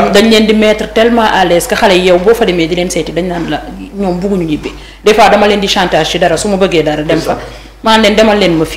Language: Arabic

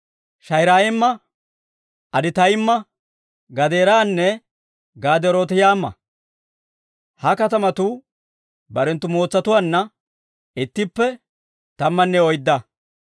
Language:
Dawro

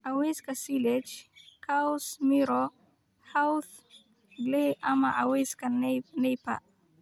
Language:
Somali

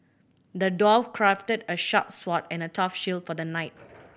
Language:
English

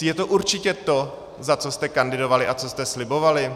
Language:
Czech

